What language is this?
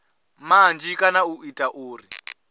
Venda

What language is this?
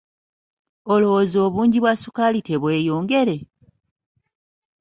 Ganda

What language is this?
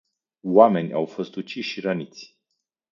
Romanian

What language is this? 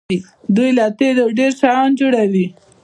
Pashto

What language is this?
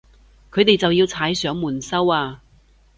Cantonese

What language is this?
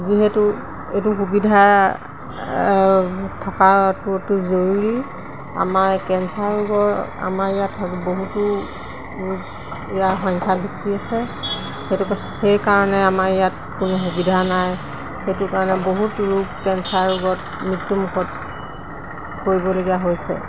Assamese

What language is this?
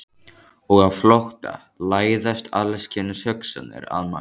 Icelandic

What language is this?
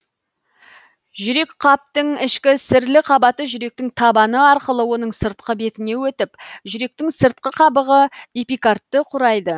Kazakh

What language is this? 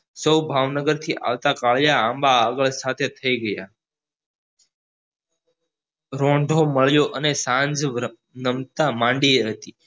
Gujarati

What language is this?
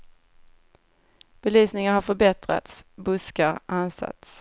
Swedish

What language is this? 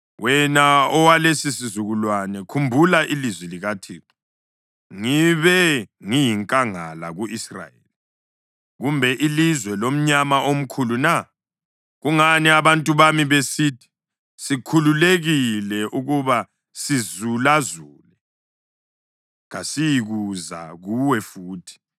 North Ndebele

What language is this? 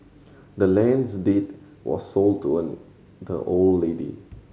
English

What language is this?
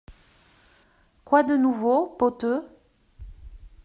French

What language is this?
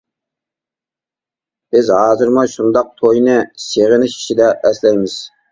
Uyghur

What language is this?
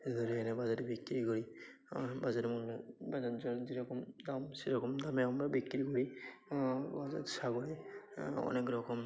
Bangla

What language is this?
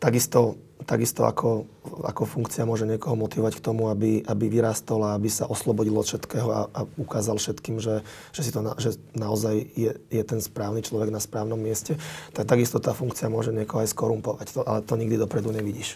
Slovak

